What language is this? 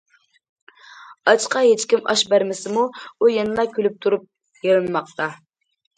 Uyghur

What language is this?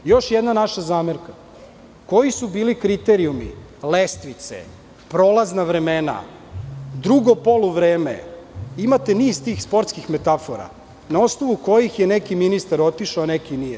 Serbian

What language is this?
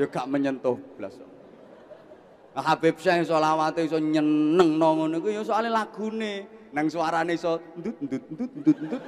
Indonesian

